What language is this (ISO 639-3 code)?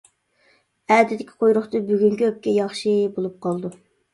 uig